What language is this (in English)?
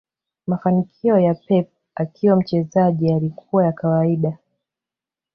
Swahili